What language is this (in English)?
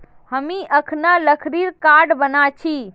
Magahi